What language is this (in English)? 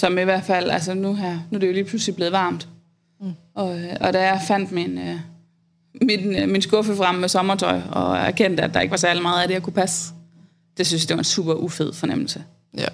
Danish